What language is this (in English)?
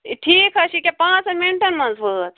Kashmiri